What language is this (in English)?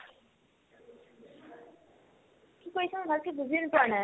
Assamese